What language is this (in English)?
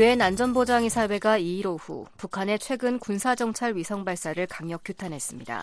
Korean